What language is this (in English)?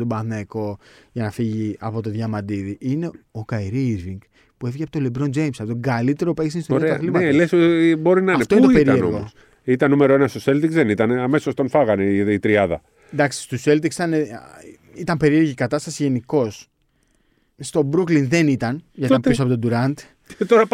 Greek